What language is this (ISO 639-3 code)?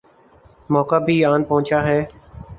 urd